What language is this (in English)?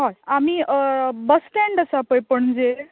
Konkani